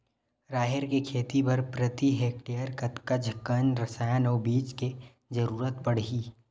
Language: Chhattisgarhi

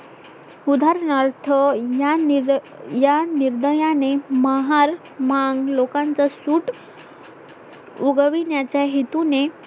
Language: Marathi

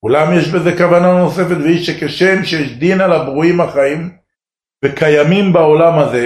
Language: Hebrew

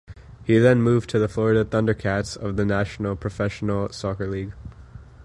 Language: English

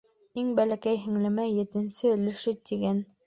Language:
Bashkir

